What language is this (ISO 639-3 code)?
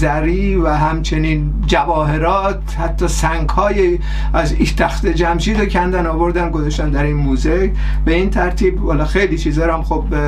fas